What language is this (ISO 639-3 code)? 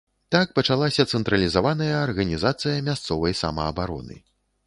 bel